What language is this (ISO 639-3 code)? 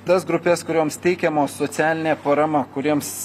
lit